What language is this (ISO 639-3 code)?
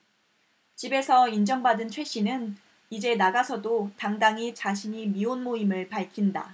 kor